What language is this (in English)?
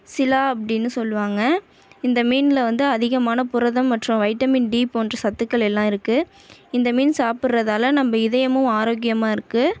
Tamil